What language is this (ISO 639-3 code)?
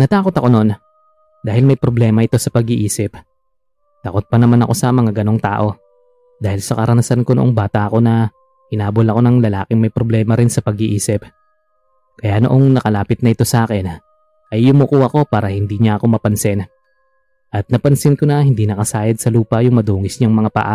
fil